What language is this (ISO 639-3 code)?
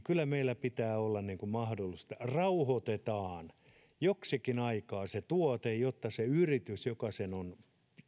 fin